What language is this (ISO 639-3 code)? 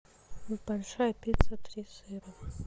rus